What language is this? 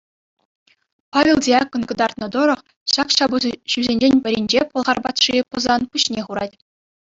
Chuvash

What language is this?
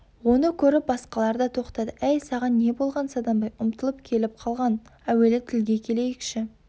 Kazakh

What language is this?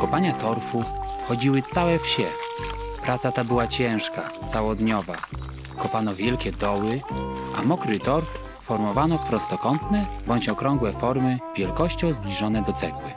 Polish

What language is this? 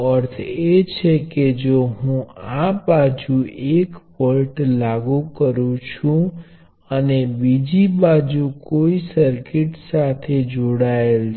Gujarati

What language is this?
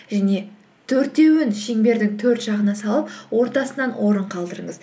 Kazakh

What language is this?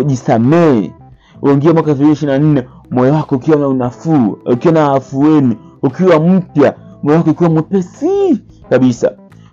Swahili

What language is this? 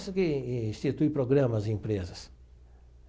Portuguese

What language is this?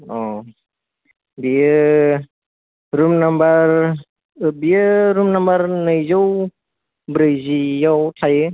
Bodo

